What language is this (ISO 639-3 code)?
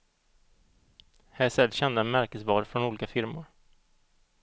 swe